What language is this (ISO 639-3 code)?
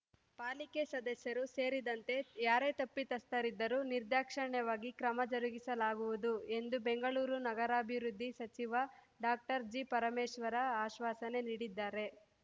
kan